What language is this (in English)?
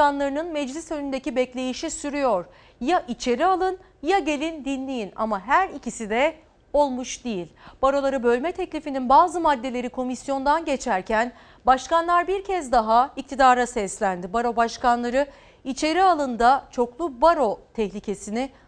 Turkish